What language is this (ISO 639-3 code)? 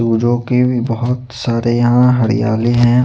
hin